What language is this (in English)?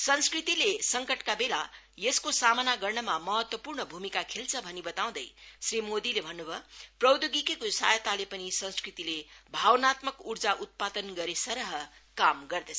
Nepali